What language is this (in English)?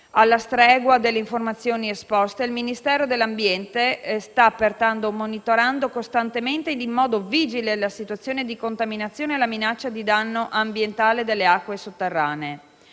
Italian